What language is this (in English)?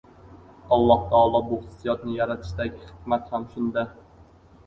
Uzbek